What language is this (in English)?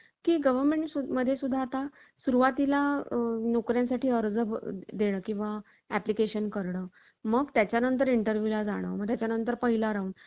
Marathi